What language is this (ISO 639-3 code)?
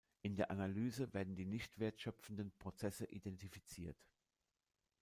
deu